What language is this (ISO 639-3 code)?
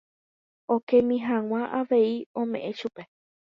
grn